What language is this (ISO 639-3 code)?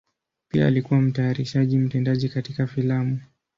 swa